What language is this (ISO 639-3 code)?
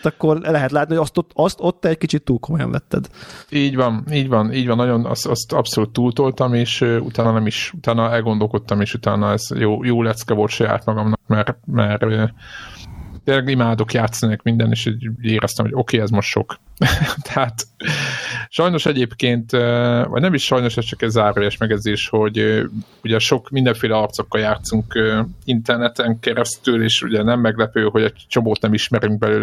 hun